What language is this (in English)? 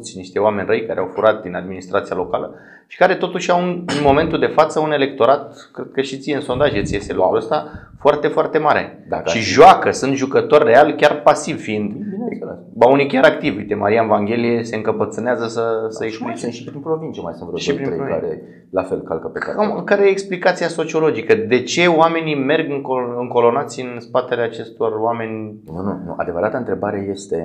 Romanian